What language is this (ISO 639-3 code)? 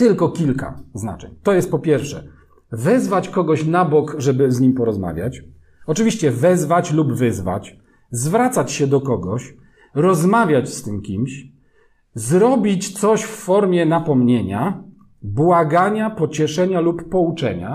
pol